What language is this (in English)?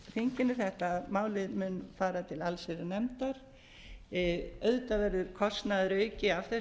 Icelandic